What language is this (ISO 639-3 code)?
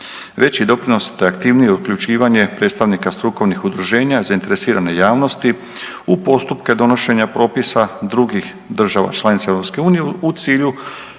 hrv